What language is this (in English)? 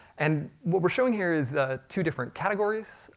English